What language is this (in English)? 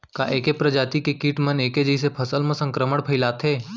Chhattisgarhi